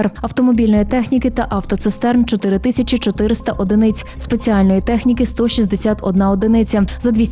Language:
Ukrainian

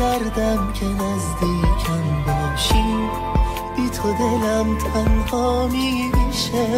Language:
Persian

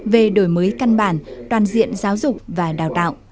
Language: Vietnamese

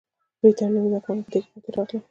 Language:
Pashto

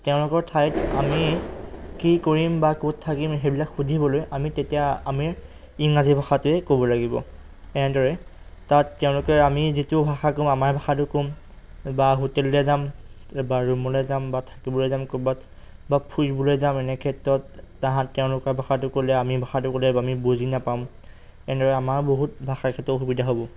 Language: Assamese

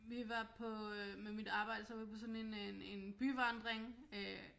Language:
Danish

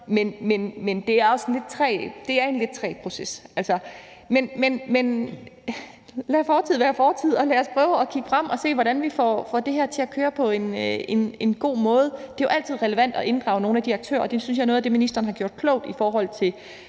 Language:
Danish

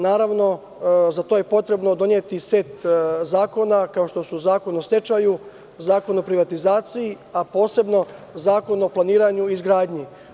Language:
Serbian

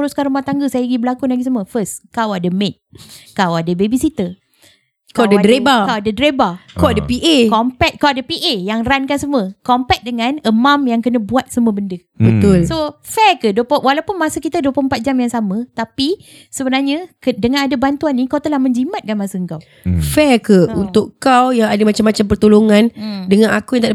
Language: Malay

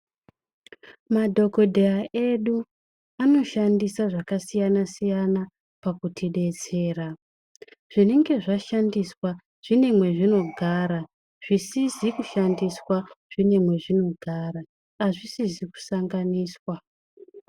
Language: Ndau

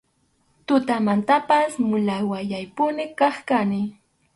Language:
Arequipa-La Unión Quechua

